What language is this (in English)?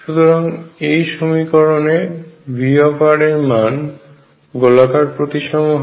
Bangla